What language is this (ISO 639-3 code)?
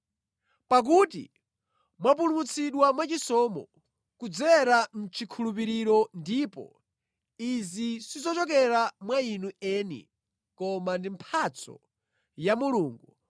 nya